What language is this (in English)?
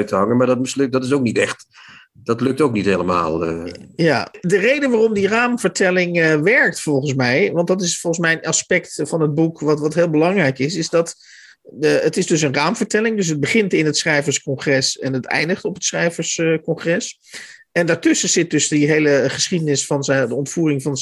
Dutch